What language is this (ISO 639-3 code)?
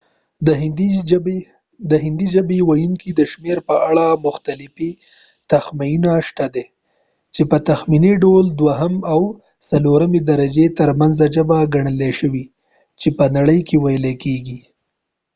pus